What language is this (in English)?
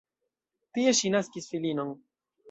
Esperanto